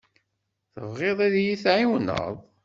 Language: Kabyle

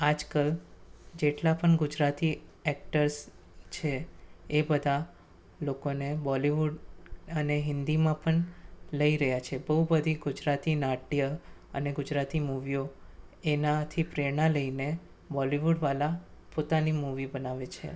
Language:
Gujarati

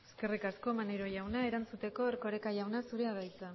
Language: Basque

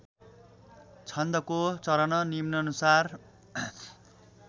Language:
Nepali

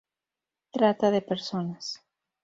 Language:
Spanish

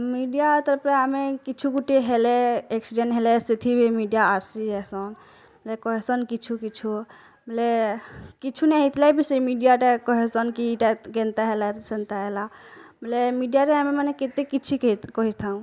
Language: Odia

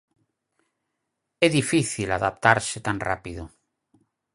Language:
Galician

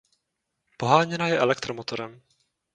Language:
Czech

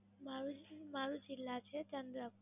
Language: Gujarati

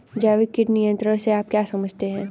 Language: Hindi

